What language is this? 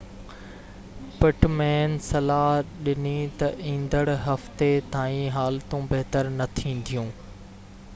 Sindhi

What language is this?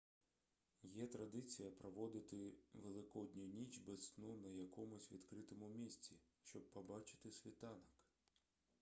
Ukrainian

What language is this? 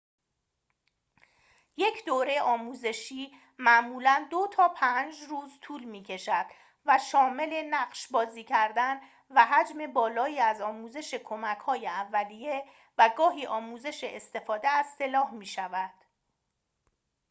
Persian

